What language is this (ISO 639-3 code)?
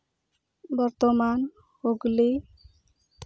sat